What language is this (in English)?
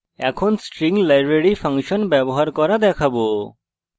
Bangla